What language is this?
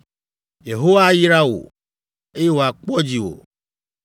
Ewe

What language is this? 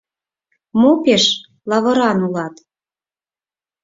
Mari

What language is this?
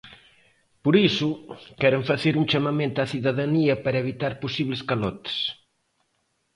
Galician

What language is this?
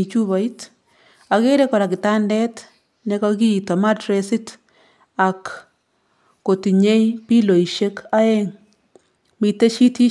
Kalenjin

